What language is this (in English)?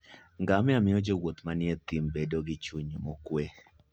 Luo (Kenya and Tanzania)